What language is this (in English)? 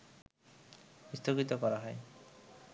Bangla